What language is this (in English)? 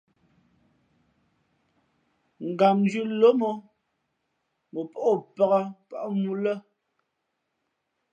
Fe'fe'